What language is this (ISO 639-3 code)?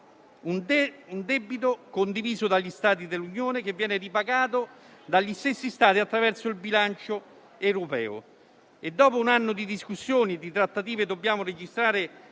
ita